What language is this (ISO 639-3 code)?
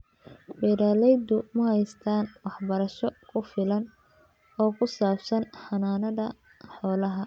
som